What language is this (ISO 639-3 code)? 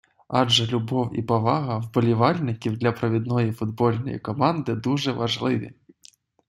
ukr